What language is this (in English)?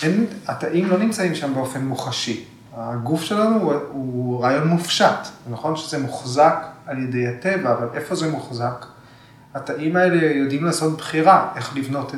Hebrew